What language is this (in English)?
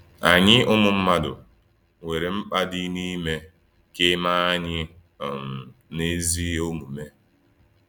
Igbo